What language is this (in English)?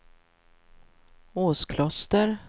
Swedish